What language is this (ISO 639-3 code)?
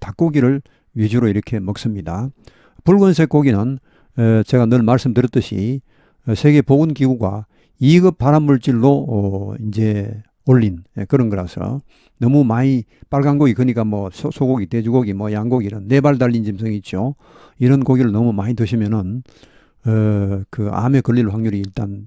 kor